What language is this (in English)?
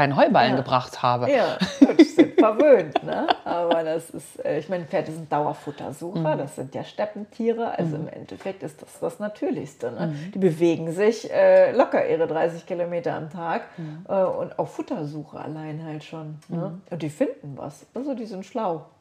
German